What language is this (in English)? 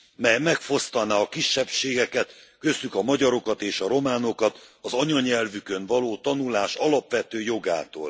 Hungarian